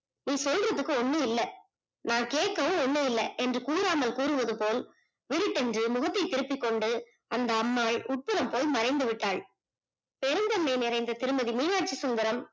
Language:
Tamil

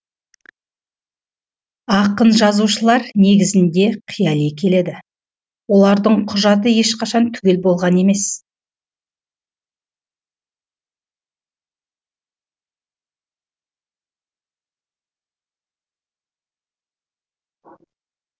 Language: Kazakh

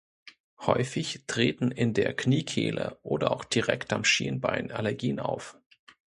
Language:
German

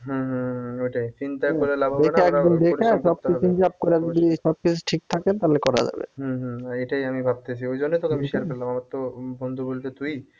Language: Bangla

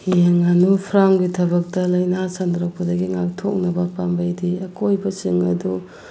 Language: Manipuri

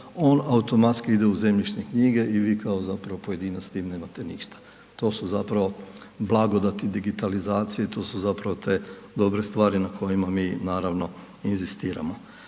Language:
Croatian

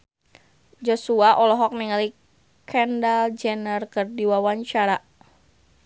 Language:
Sundanese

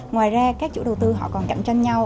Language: Vietnamese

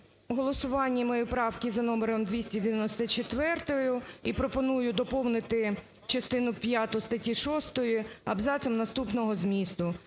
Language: Ukrainian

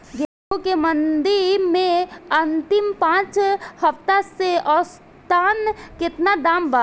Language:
Bhojpuri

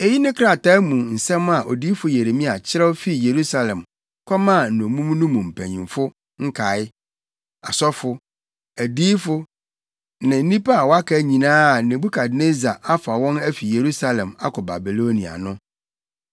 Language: Akan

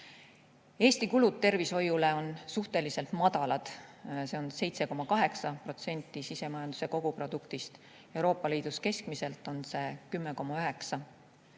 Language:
Estonian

